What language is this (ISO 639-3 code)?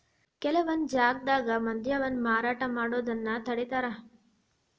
kan